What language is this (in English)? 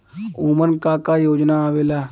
Bhojpuri